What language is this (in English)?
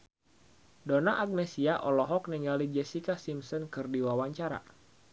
Sundanese